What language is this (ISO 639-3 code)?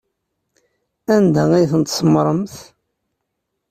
kab